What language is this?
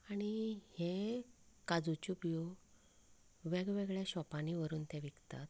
Konkani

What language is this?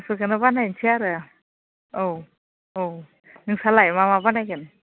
Bodo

